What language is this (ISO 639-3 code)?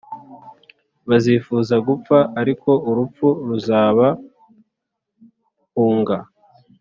kin